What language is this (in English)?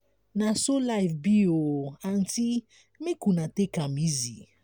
Nigerian Pidgin